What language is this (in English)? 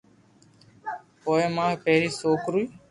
Loarki